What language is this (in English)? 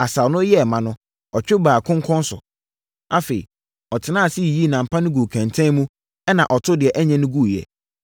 Akan